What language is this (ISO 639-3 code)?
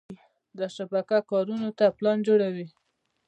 pus